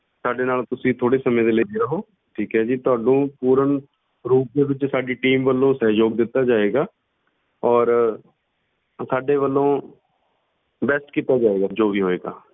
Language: Punjabi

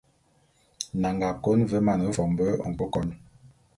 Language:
Bulu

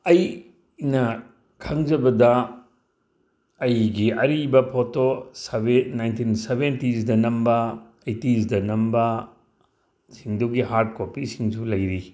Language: Manipuri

